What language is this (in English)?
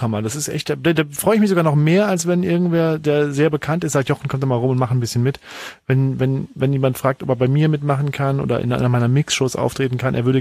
German